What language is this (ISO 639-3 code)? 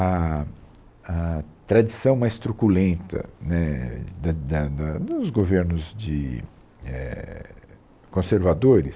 por